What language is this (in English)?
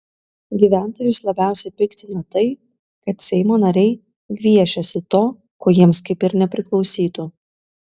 Lithuanian